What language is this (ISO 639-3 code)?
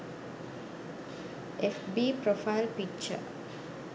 sin